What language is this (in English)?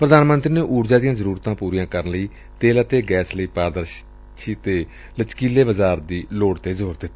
Punjabi